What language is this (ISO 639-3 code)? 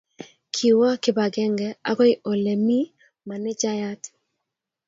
kln